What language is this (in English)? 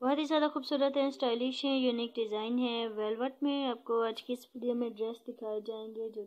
Turkish